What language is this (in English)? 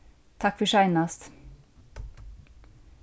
Faroese